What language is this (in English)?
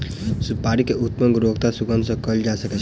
Maithili